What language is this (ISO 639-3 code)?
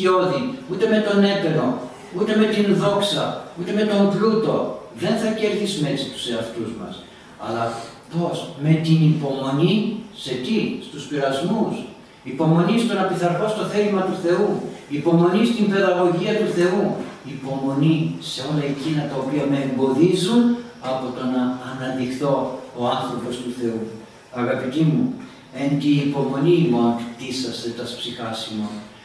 ell